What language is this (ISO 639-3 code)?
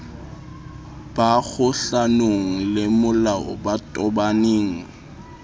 sot